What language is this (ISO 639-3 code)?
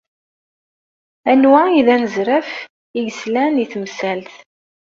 kab